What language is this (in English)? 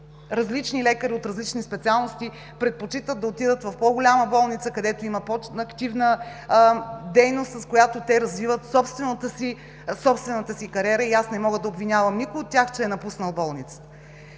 Bulgarian